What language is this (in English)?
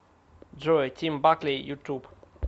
Russian